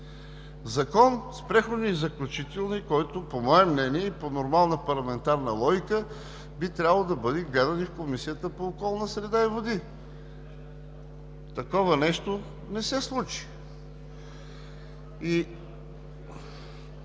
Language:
Bulgarian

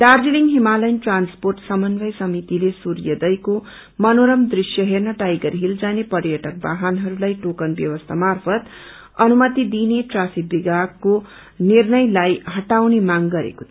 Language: Nepali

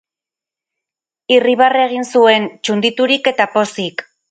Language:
Basque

